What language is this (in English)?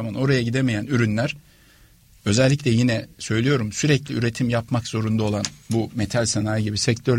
Turkish